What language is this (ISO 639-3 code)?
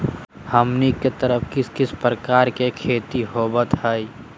mag